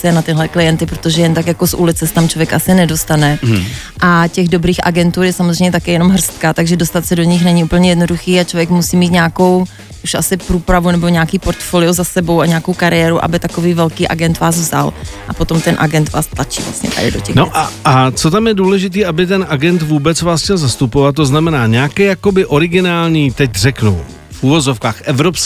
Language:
Czech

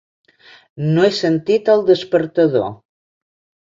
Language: Catalan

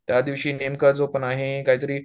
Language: Marathi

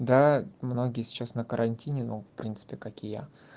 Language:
Russian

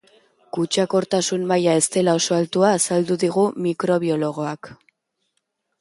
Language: Basque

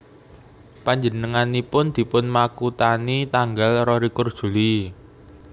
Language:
Javanese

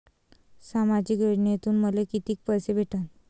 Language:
Marathi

